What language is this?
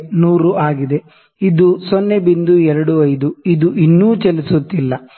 Kannada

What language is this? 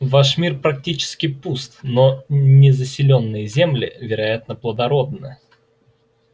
Russian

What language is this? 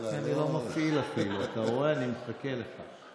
Hebrew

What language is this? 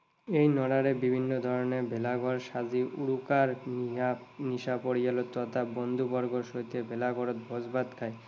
Assamese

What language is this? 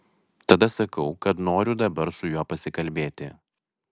Lithuanian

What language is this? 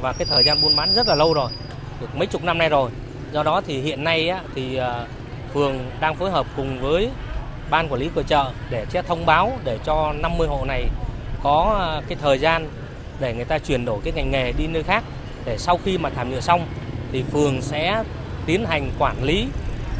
Vietnamese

